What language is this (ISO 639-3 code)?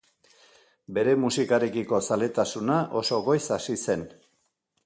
eus